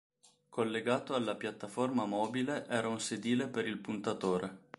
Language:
Italian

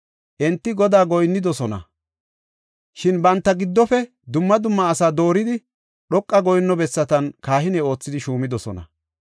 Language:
Gofa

